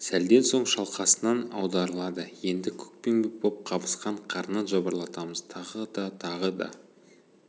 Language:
Kazakh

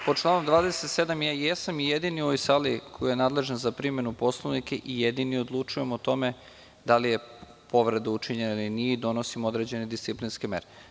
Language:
Serbian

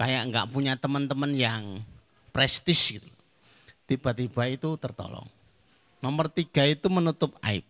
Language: Indonesian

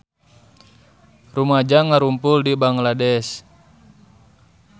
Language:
Sundanese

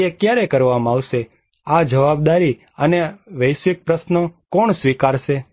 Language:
Gujarati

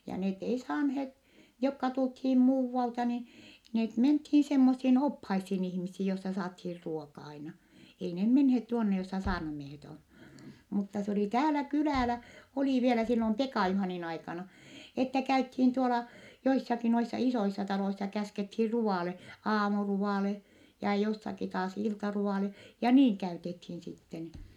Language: Finnish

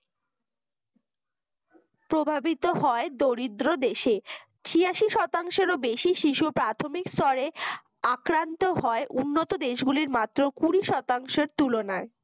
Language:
Bangla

